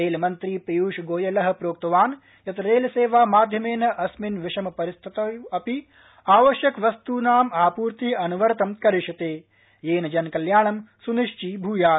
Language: Sanskrit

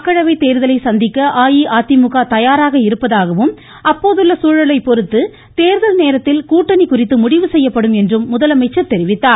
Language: Tamil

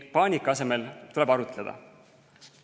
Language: Estonian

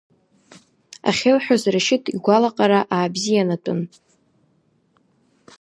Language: Abkhazian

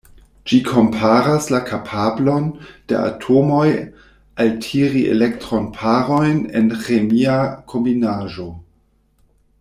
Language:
Esperanto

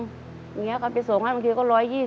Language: Thai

